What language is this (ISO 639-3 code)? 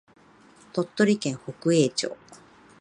jpn